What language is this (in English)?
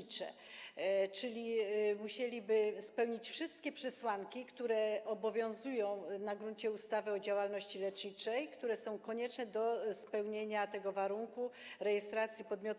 Polish